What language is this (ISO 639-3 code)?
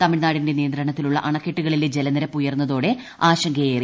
mal